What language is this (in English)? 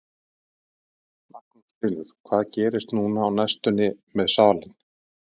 Icelandic